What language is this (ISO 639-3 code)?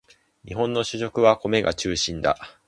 jpn